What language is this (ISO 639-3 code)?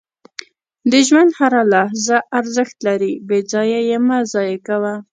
pus